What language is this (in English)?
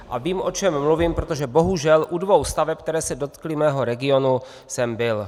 Czech